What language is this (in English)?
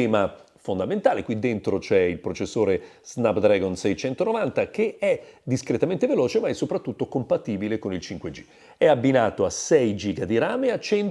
Italian